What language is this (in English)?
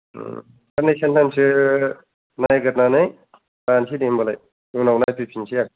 Bodo